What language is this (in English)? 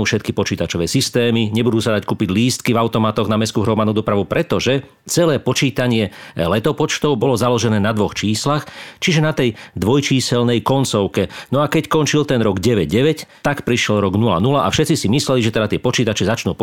Slovak